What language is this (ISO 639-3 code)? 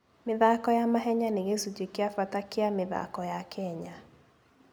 kik